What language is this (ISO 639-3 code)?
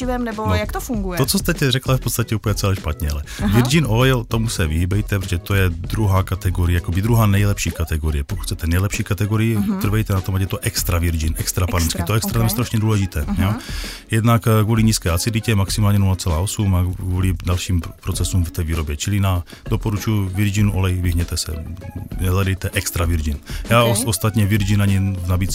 ces